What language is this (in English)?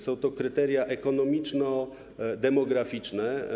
Polish